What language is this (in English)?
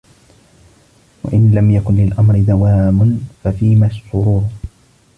Arabic